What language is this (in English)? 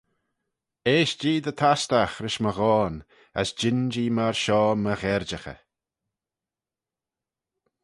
Manx